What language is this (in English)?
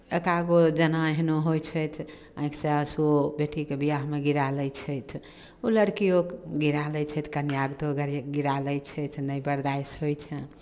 Maithili